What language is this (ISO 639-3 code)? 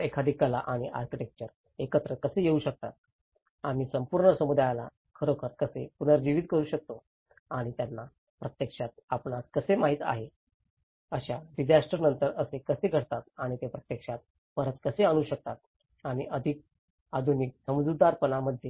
mar